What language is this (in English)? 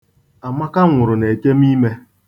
Igbo